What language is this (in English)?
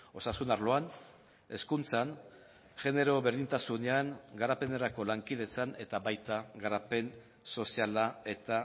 Basque